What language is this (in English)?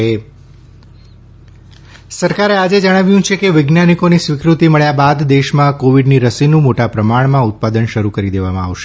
Gujarati